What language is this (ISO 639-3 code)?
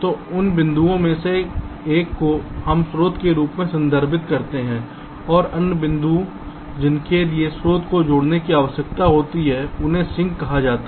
hin